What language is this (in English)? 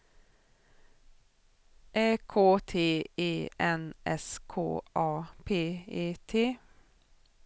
Swedish